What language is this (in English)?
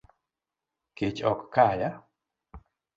Luo (Kenya and Tanzania)